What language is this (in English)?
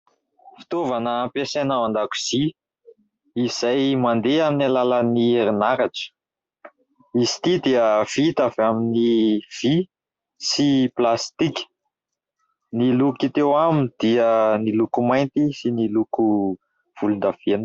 Malagasy